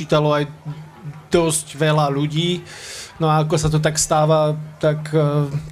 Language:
Slovak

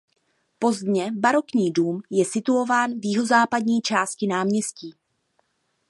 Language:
Czech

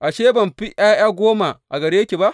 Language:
Hausa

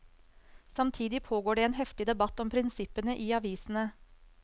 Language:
Norwegian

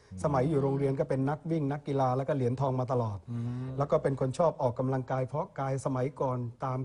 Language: Thai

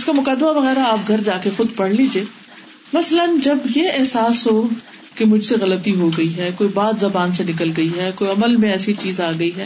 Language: Urdu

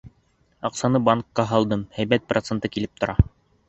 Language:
Bashkir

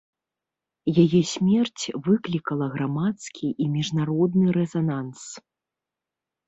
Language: Belarusian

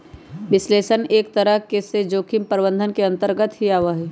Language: Magahi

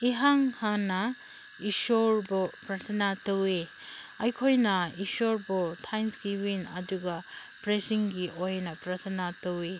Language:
Manipuri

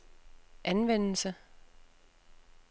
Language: Danish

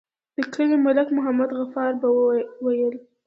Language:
Pashto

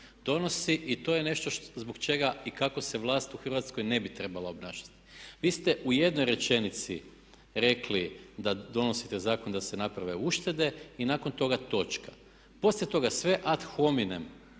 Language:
Croatian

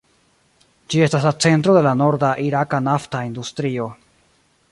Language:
Esperanto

